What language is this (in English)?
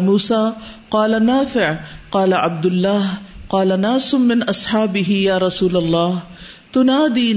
Urdu